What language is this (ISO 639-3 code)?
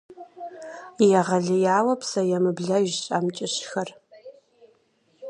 kbd